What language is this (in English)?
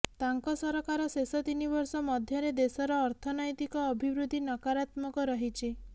Odia